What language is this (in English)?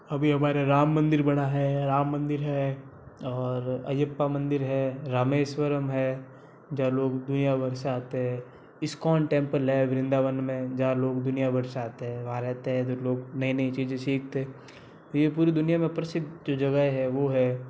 Hindi